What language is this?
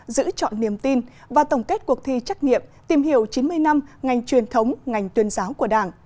Vietnamese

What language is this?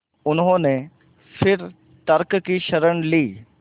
Hindi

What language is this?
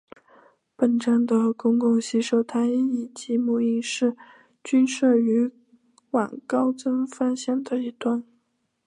Chinese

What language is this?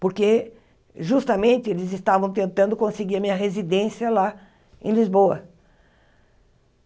Portuguese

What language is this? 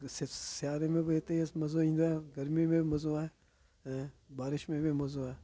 Sindhi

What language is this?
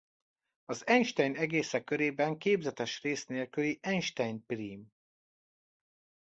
Hungarian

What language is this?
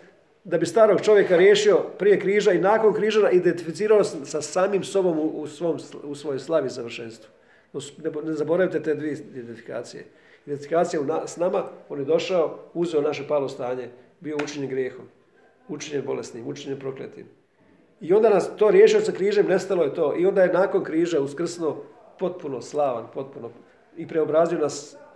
Croatian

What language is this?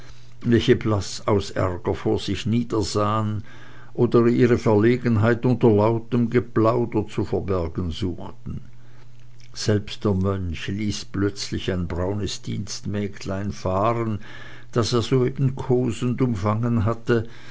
German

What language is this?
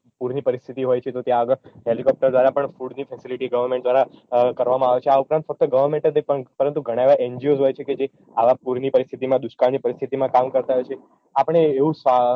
Gujarati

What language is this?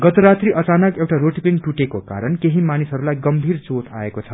Nepali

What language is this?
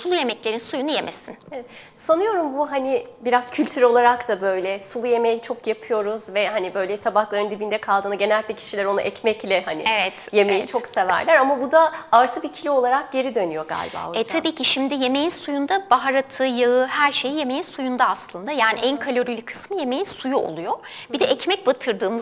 Turkish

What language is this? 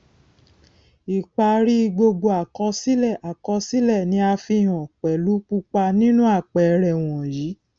Yoruba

